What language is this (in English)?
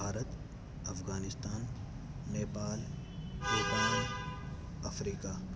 Sindhi